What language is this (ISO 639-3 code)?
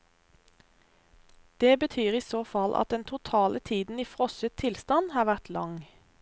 nor